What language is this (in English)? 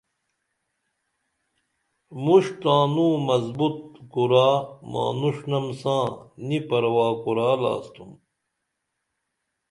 Dameli